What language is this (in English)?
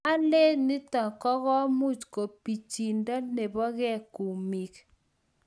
Kalenjin